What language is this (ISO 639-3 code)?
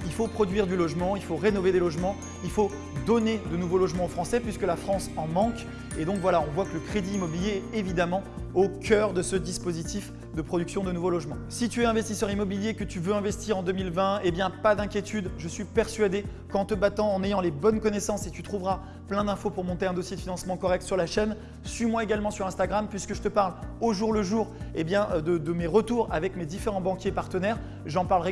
fra